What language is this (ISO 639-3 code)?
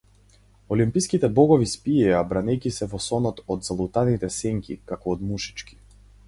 mkd